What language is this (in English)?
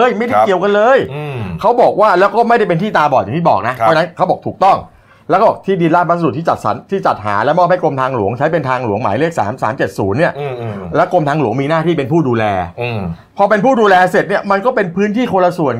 Thai